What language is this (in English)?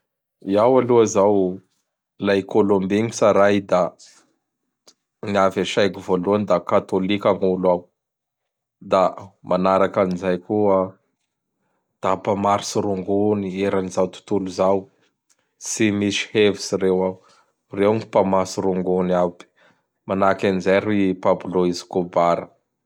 Bara Malagasy